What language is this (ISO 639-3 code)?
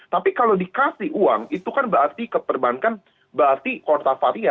ind